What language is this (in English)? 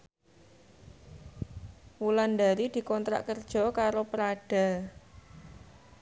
Javanese